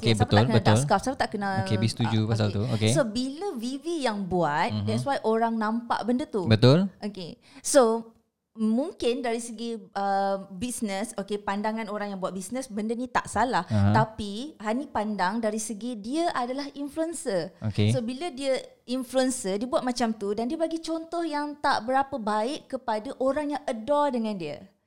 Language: Malay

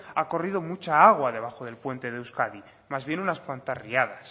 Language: Spanish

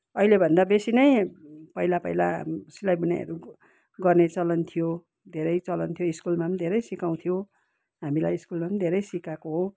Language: Nepali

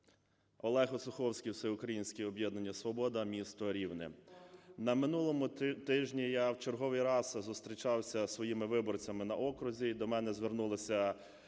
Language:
Ukrainian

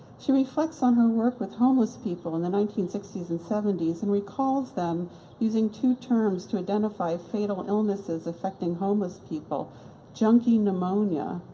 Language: English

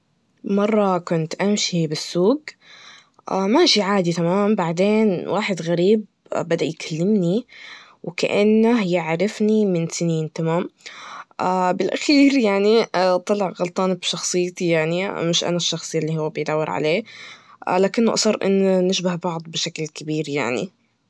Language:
Najdi Arabic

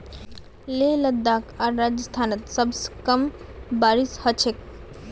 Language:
Magahi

